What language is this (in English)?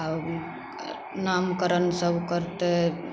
Maithili